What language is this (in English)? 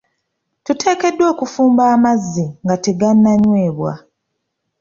Ganda